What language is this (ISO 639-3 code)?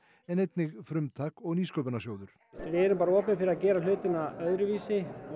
isl